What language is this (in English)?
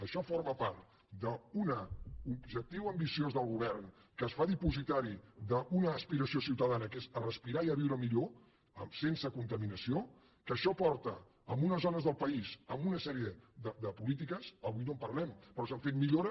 Catalan